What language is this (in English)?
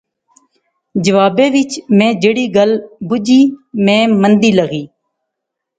Pahari-Potwari